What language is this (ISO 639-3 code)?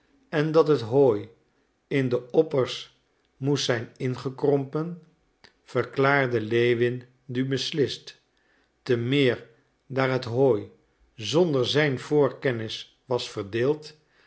nld